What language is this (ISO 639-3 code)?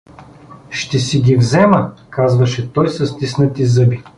bul